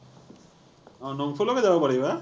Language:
Assamese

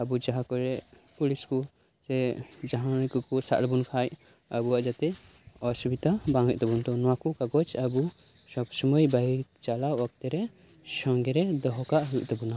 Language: Santali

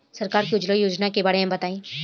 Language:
Bhojpuri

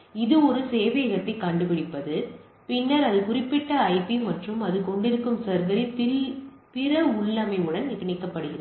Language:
Tamil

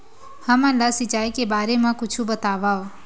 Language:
Chhattisgarhi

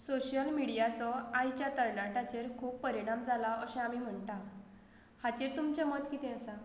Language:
Konkani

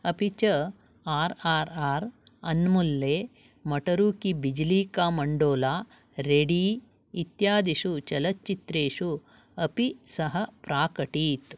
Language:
Sanskrit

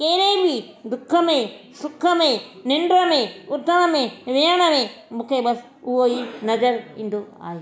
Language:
Sindhi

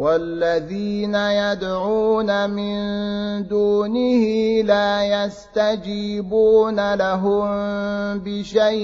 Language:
Arabic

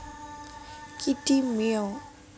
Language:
Javanese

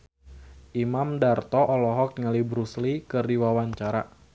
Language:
Sundanese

